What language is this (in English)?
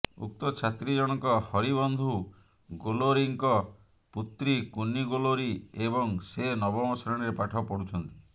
Odia